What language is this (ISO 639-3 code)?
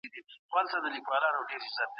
pus